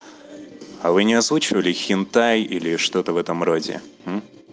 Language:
Russian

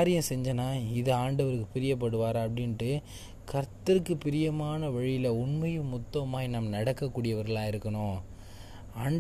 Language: Tamil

